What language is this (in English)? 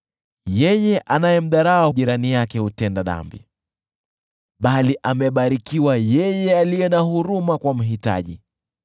Swahili